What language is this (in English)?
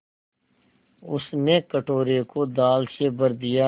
Hindi